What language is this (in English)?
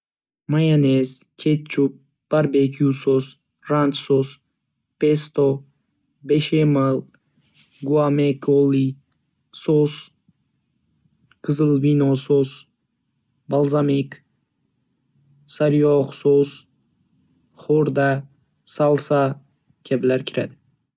Uzbek